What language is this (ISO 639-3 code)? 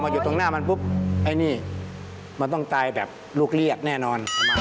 tha